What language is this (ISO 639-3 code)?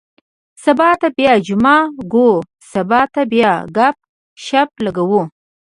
pus